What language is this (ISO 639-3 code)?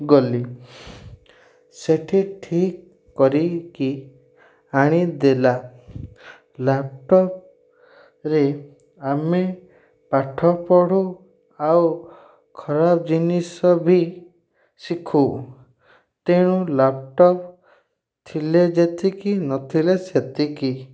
ori